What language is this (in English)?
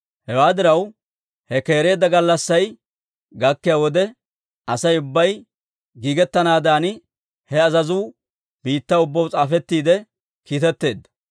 Dawro